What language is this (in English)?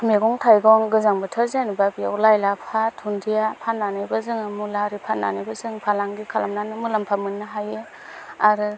Bodo